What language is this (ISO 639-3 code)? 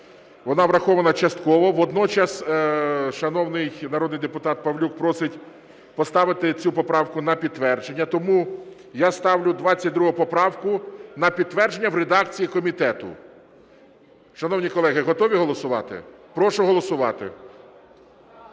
ukr